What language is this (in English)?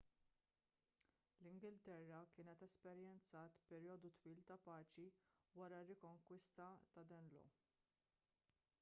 Maltese